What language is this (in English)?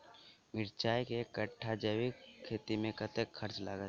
Maithili